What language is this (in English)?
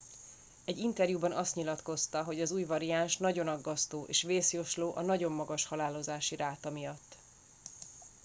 Hungarian